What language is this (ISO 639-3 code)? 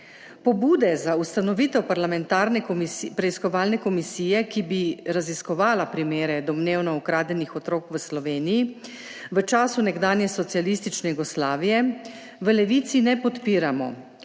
slv